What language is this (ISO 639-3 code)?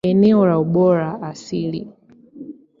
swa